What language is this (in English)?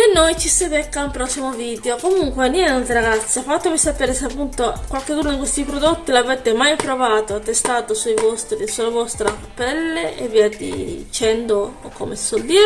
Italian